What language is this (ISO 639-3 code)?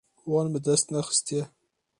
kur